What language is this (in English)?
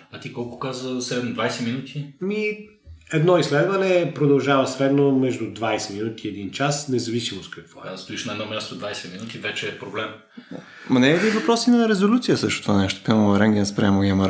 Bulgarian